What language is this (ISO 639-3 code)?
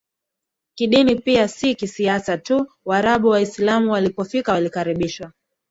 swa